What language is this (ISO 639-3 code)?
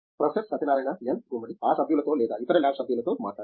tel